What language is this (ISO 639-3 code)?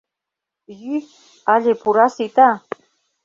chm